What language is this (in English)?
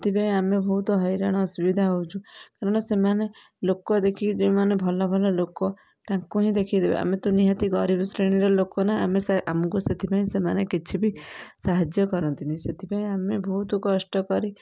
Odia